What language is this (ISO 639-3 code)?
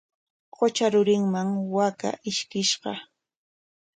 qwa